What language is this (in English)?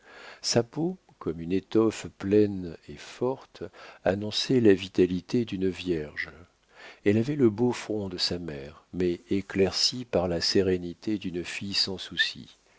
French